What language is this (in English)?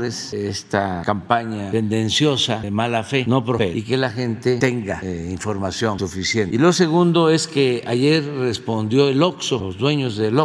Spanish